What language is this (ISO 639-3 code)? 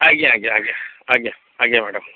ori